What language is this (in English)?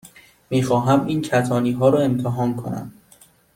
Persian